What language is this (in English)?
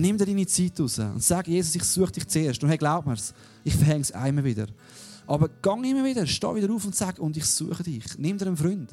German